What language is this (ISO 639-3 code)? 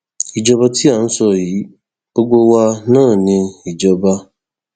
yor